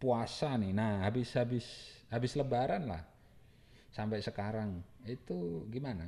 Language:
Indonesian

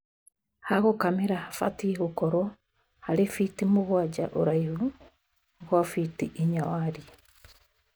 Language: Kikuyu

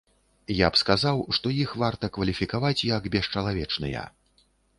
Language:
Belarusian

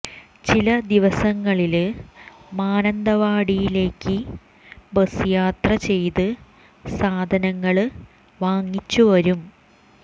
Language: Malayalam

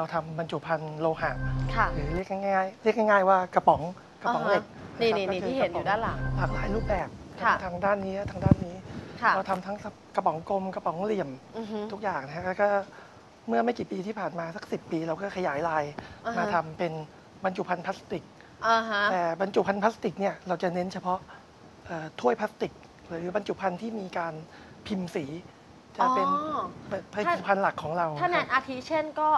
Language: Thai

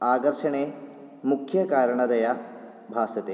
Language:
Sanskrit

